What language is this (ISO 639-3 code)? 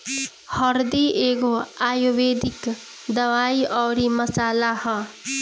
bho